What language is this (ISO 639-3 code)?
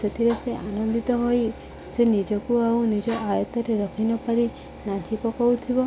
ori